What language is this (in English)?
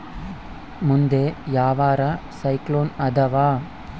Kannada